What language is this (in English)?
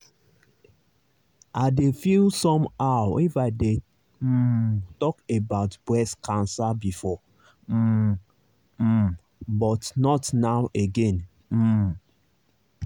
Nigerian Pidgin